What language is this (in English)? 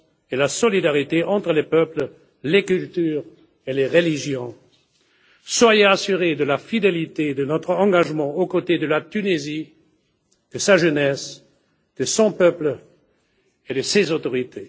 French